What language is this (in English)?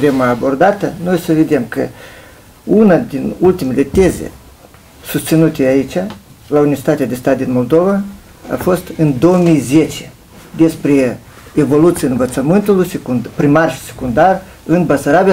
Romanian